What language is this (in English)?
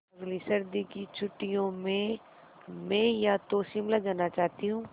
Hindi